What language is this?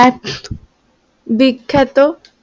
Bangla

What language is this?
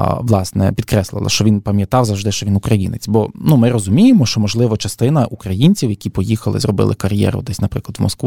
Ukrainian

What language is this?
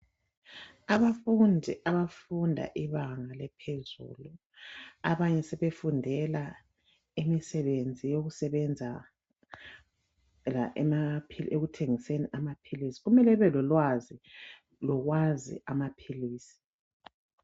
North Ndebele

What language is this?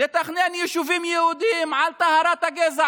Hebrew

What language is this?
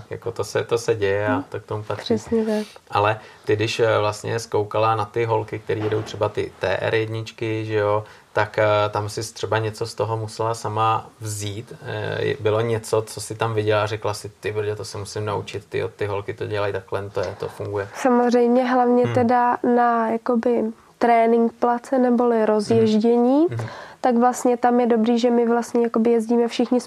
Czech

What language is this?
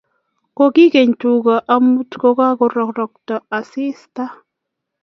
Kalenjin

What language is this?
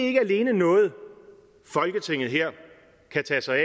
Danish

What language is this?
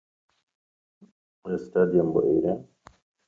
Central Kurdish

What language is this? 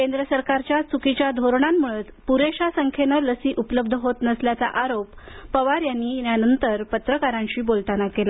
Marathi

